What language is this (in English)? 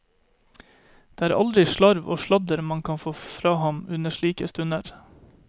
Norwegian